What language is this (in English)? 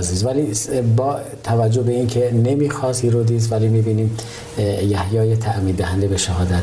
Persian